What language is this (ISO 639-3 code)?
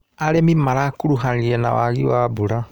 kik